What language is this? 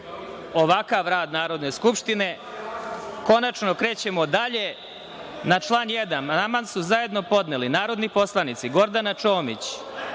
Serbian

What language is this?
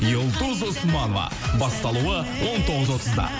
Kazakh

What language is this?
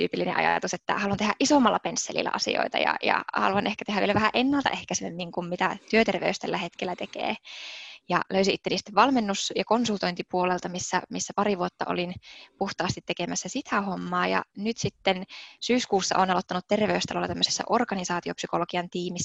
Finnish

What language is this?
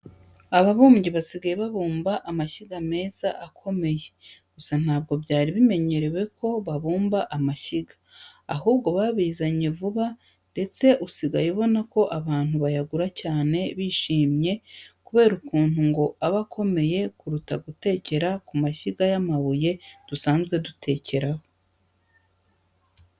Kinyarwanda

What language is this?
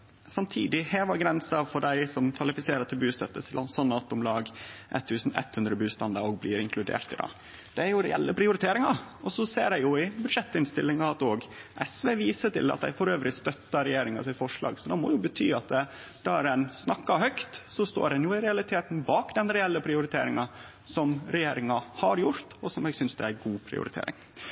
Norwegian Nynorsk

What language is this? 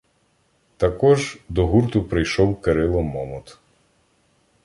Ukrainian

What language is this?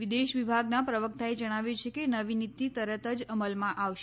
Gujarati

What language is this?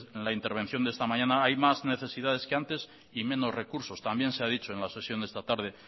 Spanish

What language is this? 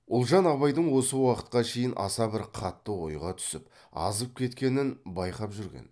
Kazakh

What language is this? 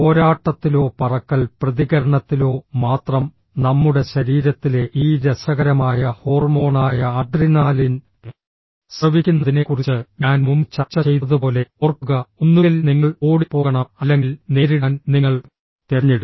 Malayalam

